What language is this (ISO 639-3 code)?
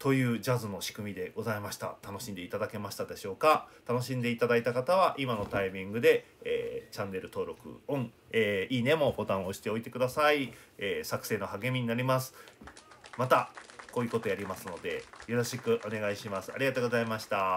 jpn